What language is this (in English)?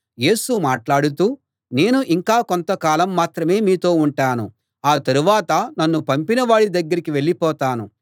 Telugu